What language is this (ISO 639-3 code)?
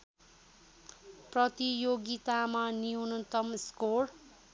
nep